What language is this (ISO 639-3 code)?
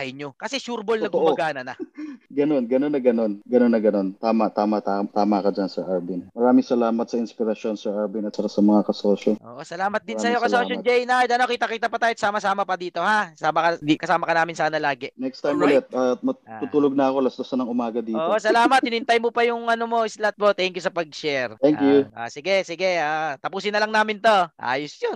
fil